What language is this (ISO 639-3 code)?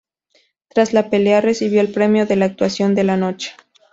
spa